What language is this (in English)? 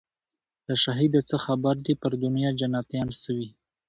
Pashto